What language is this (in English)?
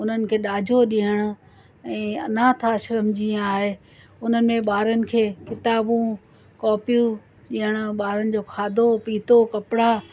Sindhi